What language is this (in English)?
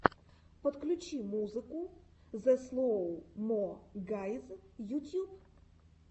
Russian